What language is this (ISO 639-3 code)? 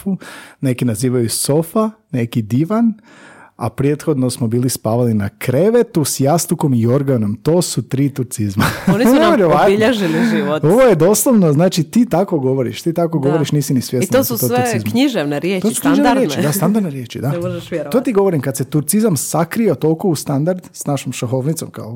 hrv